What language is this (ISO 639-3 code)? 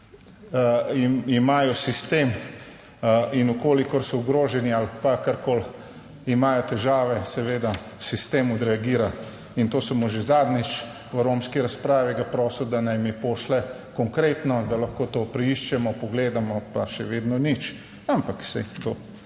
slv